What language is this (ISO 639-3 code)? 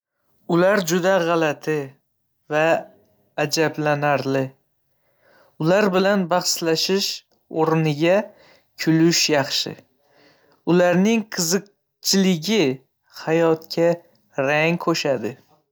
uzb